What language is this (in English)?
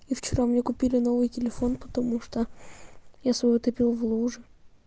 Russian